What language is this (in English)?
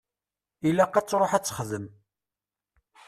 Kabyle